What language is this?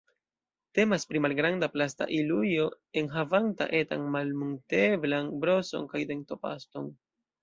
Esperanto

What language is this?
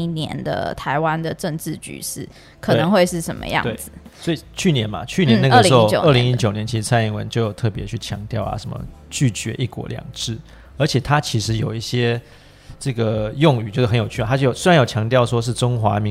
Chinese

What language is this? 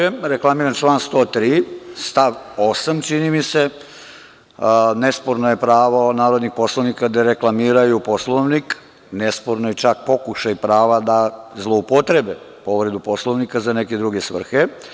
Serbian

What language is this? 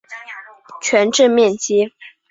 Chinese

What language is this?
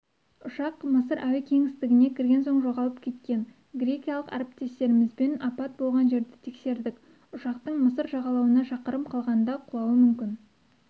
Kazakh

